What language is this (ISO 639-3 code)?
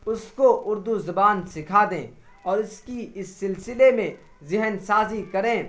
urd